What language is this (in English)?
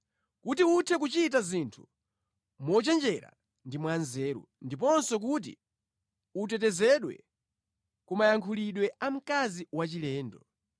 Nyanja